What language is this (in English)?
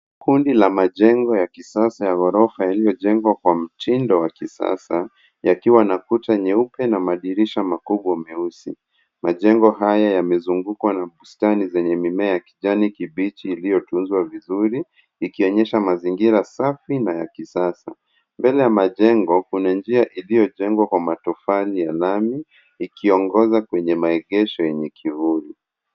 Swahili